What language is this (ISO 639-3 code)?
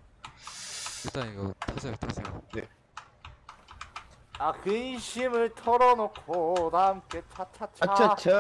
kor